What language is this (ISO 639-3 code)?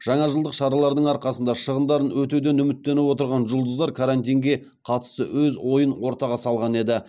kaz